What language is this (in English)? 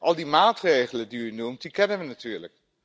Dutch